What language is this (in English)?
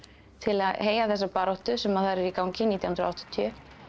Icelandic